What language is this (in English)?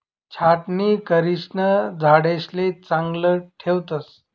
Marathi